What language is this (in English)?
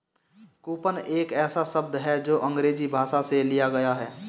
Hindi